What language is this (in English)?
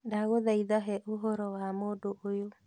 Kikuyu